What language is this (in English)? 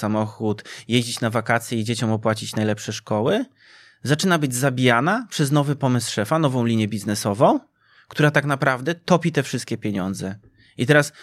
Polish